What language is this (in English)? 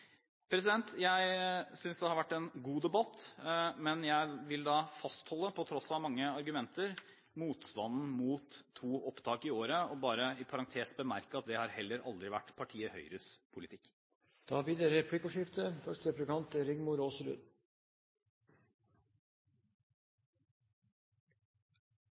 Norwegian Bokmål